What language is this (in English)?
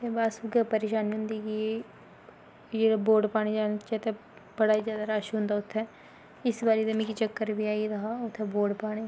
Dogri